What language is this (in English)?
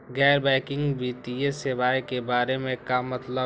Magahi